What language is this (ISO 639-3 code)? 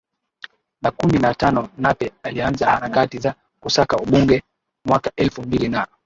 swa